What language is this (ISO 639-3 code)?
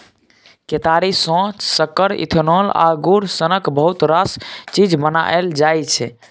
mai